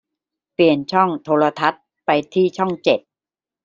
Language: Thai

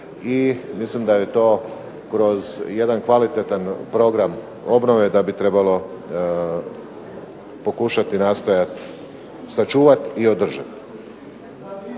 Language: Croatian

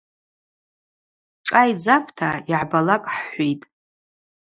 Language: Abaza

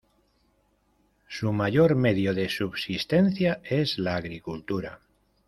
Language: Spanish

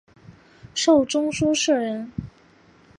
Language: Chinese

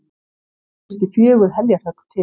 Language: Icelandic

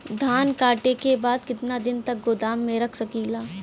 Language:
Bhojpuri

